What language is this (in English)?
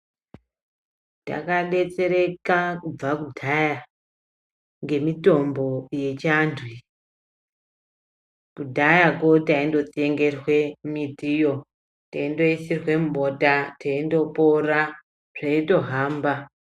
Ndau